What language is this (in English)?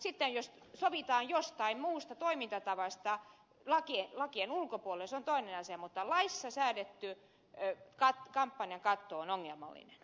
Finnish